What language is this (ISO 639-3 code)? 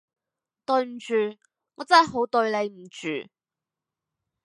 yue